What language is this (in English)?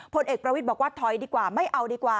Thai